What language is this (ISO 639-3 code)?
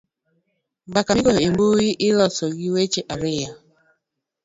luo